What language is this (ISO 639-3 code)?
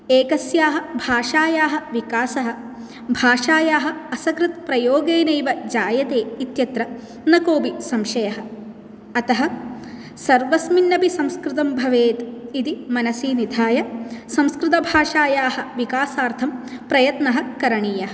san